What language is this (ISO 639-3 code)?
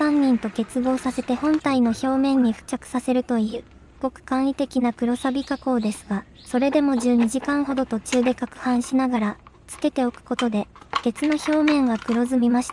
jpn